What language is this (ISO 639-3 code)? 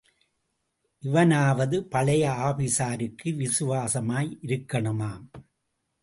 tam